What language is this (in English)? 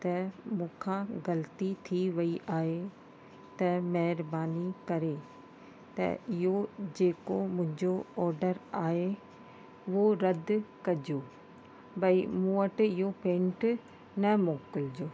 Sindhi